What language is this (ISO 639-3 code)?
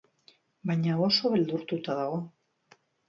eus